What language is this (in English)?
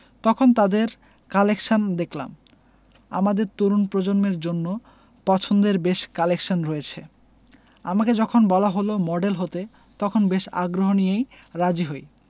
Bangla